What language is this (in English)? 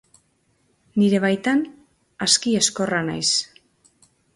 Basque